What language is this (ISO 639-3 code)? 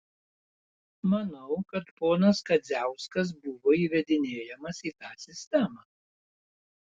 lit